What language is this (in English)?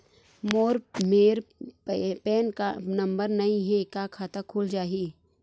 Chhattisgarhi